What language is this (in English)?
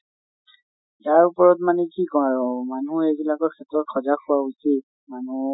Assamese